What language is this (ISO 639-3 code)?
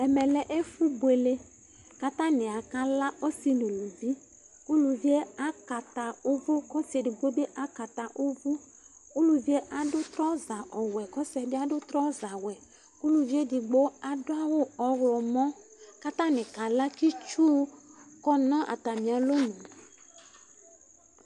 kpo